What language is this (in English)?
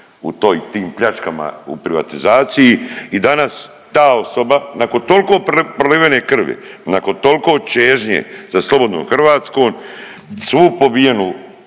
Croatian